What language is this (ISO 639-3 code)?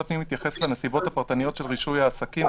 heb